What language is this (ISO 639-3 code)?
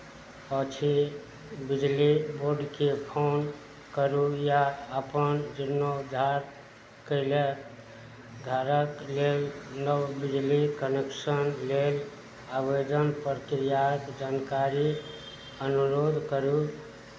mai